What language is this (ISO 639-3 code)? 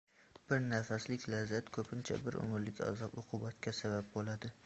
uzb